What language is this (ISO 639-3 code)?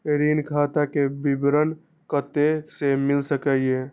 mai